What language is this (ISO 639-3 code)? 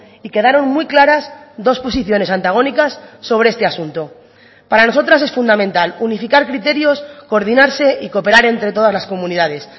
spa